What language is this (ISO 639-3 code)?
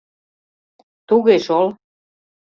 chm